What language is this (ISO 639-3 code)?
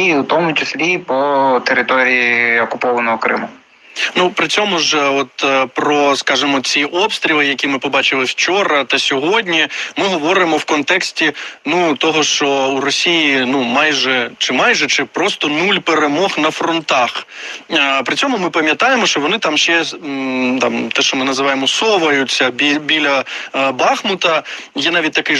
ukr